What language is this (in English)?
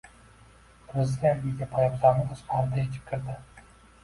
Uzbek